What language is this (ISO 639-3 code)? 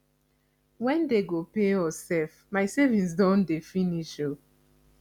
pcm